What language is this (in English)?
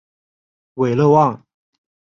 Chinese